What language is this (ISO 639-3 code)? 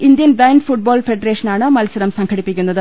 mal